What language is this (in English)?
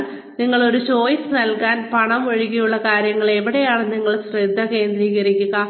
Malayalam